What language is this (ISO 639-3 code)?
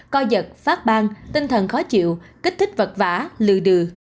vie